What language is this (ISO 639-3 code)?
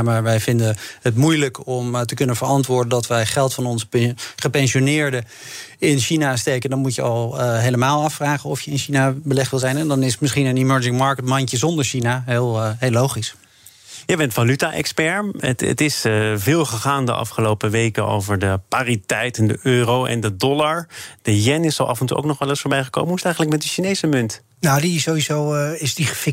nld